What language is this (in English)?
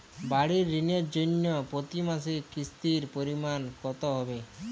Bangla